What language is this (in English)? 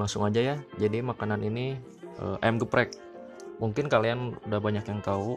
Indonesian